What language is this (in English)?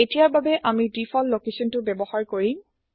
Assamese